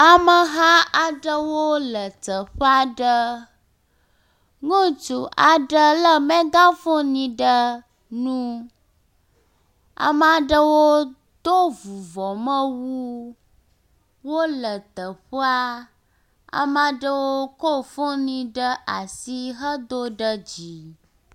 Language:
Ewe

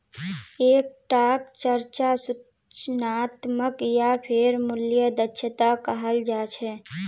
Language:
Magahi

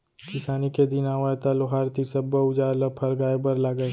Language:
Chhattisgarhi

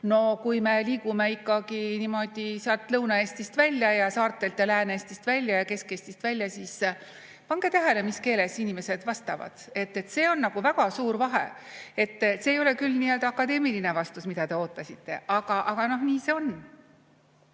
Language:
Estonian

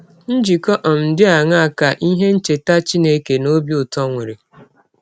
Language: Igbo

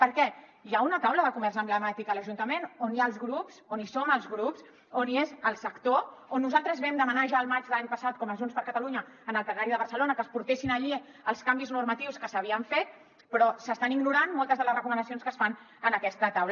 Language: Catalan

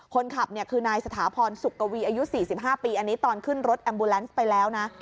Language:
Thai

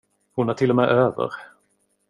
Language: Swedish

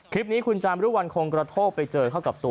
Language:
Thai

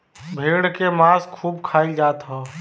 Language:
Bhojpuri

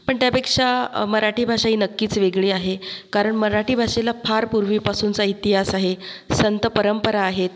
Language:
Marathi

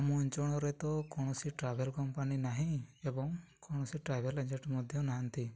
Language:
Odia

